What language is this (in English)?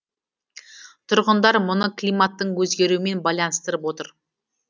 Kazakh